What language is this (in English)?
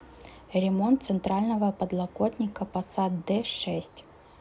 Russian